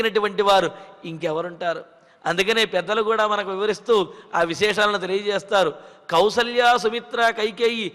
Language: Telugu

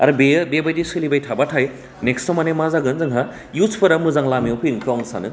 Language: Bodo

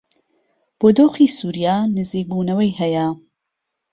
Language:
Central Kurdish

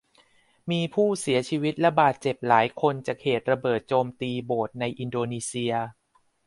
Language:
Thai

